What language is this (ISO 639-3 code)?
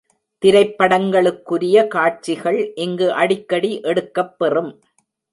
tam